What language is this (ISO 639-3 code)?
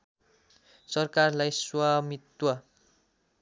nep